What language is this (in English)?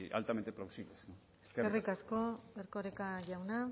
Basque